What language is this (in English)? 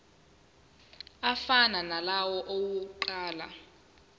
Zulu